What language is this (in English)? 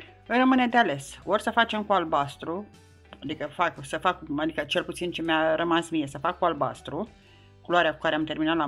Romanian